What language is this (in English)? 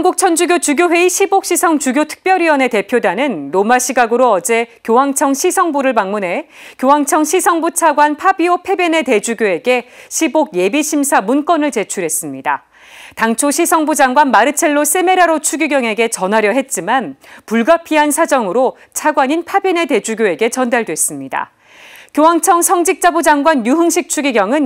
Korean